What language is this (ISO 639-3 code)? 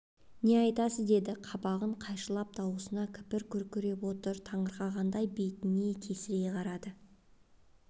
kaz